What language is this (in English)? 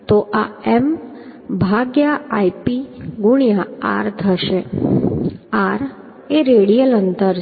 Gujarati